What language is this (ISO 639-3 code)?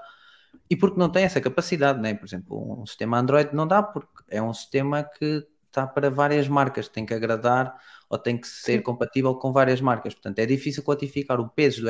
por